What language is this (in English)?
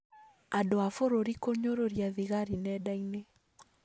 Kikuyu